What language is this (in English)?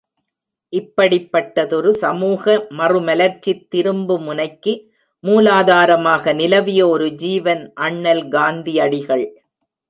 Tamil